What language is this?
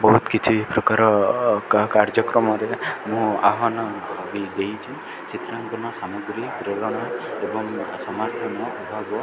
Odia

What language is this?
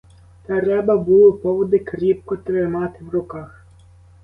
Ukrainian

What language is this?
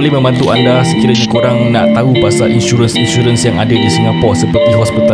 Malay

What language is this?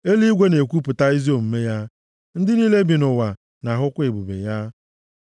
Igbo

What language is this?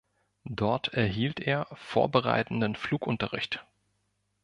German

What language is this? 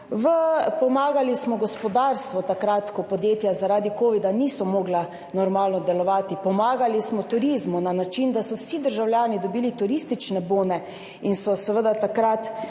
Slovenian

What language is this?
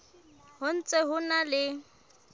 Southern Sotho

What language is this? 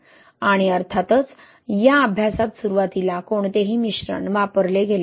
Marathi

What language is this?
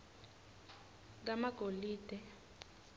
Swati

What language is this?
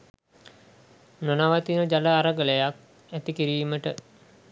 Sinhala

